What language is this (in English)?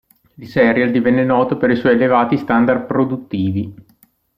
Italian